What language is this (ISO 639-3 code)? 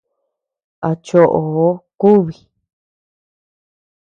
cux